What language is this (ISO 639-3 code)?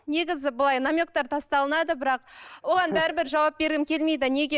kaz